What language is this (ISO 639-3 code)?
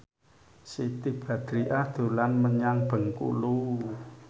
jav